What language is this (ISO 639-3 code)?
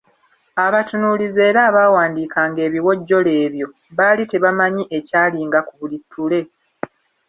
lug